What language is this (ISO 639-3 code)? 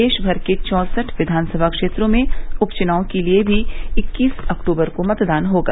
hin